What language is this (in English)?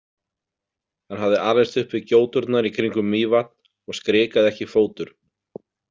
Icelandic